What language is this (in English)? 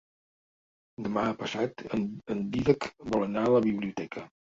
Catalan